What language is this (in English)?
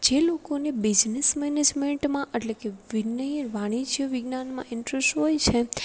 Gujarati